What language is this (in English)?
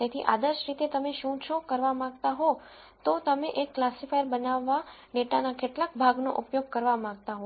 Gujarati